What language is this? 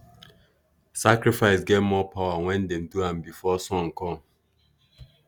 Nigerian Pidgin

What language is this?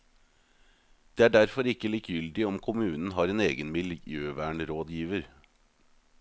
Norwegian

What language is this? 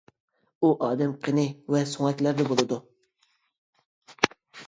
Uyghur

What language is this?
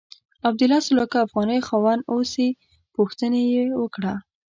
Pashto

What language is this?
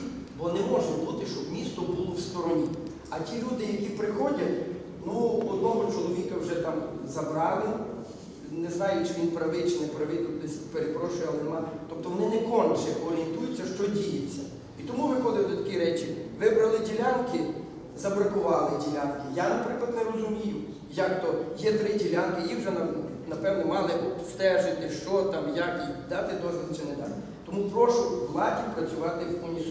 Ukrainian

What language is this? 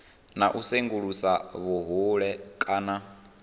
Venda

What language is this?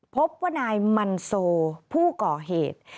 Thai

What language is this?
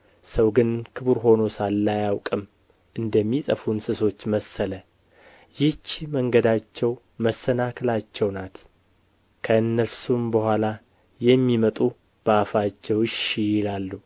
Amharic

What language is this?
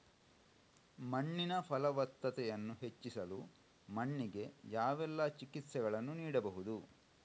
Kannada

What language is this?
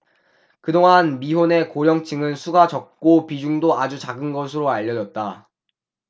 Korean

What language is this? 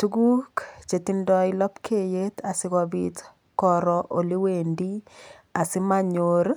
Kalenjin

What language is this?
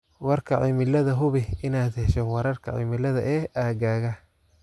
Somali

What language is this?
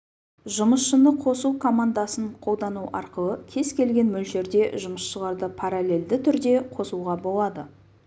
Kazakh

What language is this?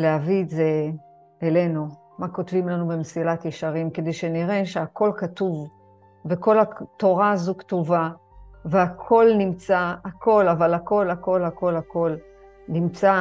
Hebrew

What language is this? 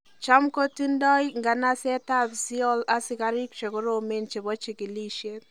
Kalenjin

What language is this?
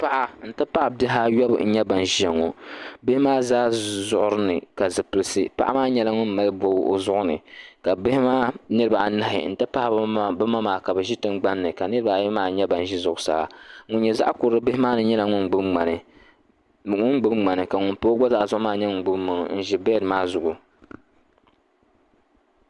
Dagbani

